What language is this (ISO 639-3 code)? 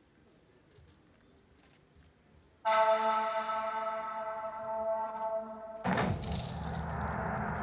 jpn